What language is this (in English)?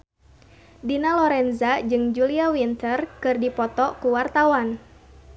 Sundanese